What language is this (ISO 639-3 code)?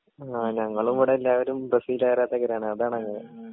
mal